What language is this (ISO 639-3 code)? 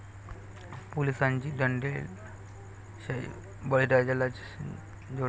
mar